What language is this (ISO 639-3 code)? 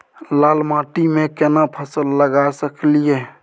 mai